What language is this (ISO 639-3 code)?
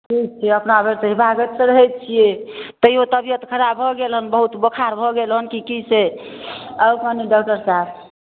mai